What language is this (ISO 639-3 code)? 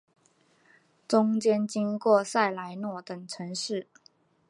zho